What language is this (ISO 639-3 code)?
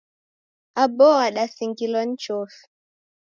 dav